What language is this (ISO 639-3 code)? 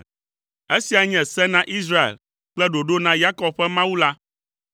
ewe